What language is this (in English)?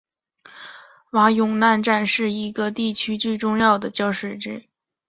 Chinese